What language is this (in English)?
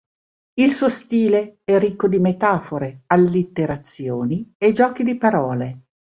Italian